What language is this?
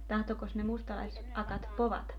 Finnish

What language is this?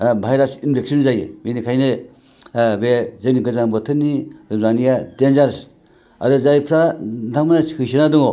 Bodo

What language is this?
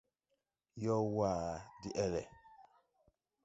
Tupuri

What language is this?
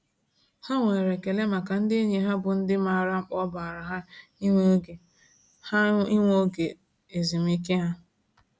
Igbo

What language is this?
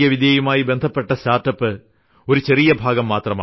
Malayalam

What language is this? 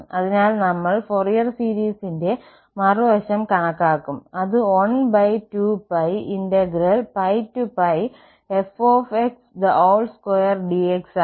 Malayalam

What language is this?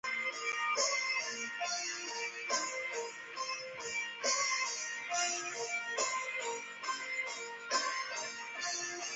Chinese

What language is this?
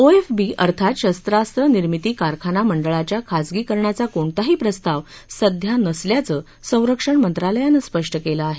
Marathi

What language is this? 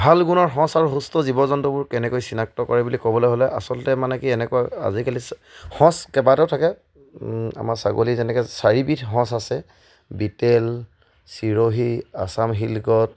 Assamese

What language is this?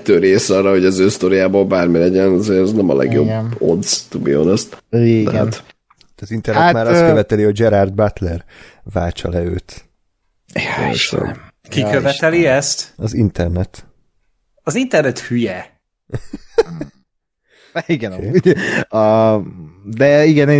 Hungarian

